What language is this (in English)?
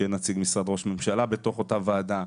Hebrew